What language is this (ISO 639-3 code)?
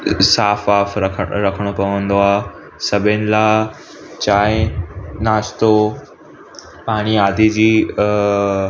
snd